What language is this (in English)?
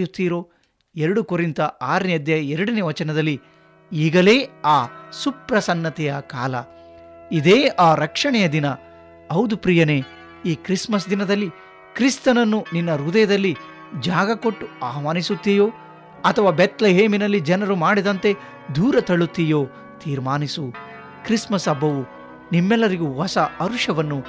Kannada